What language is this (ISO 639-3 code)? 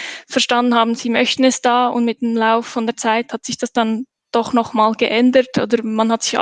deu